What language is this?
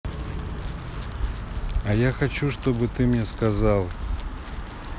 Russian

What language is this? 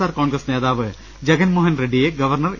Malayalam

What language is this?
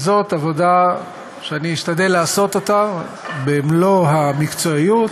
Hebrew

